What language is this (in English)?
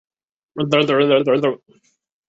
Chinese